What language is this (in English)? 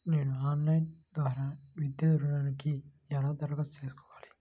Telugu